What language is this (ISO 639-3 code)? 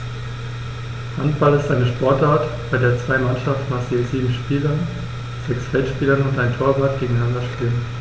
deu